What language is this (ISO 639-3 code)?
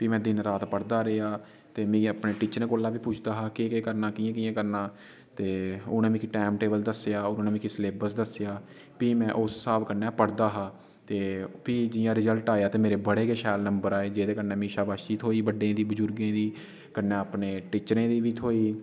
doi